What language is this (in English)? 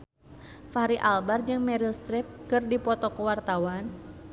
Sundanese